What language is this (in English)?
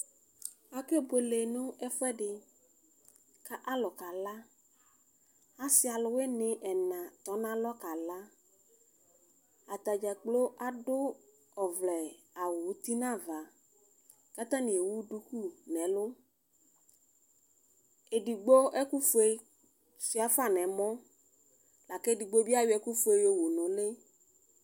Ikposo